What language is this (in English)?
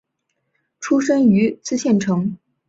Chinese